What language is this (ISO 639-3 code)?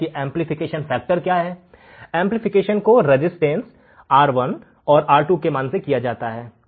hin